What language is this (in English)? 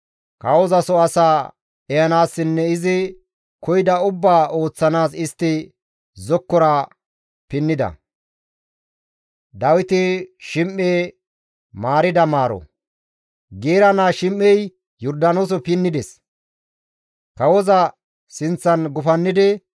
Gamo